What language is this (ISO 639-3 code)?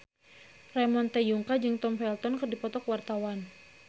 sun